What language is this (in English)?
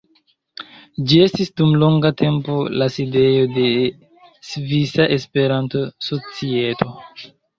Esperanto